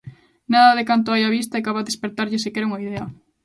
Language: Galician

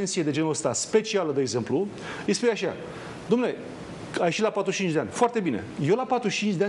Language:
Romanian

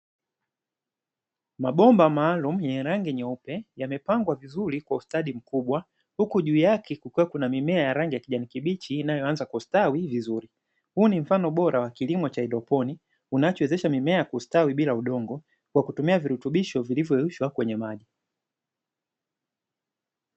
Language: Swahili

